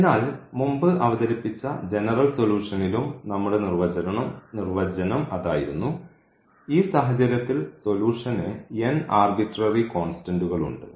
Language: Malayalam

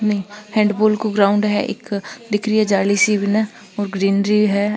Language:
Marwari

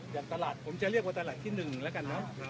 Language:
Thai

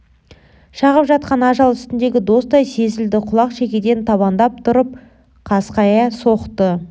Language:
Kazakh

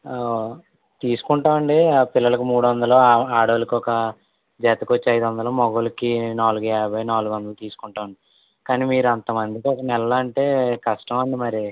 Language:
Telugu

